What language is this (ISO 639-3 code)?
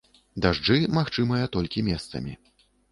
bel